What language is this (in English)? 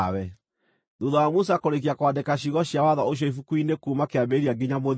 Kikuyu